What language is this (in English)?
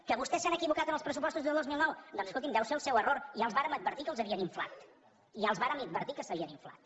Catalan